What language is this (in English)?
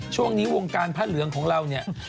Thai